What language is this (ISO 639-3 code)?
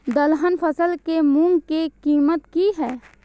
mai